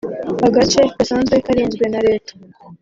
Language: Kinyarwanda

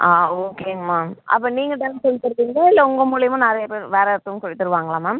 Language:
Tamil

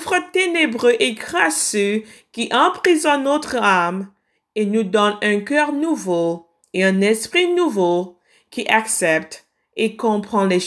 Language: French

